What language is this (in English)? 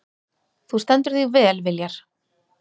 Icelandic